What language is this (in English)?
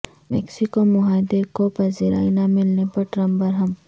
Urdu